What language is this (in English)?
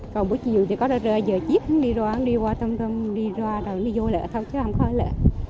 Vietnamese